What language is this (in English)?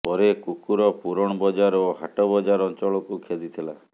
Odia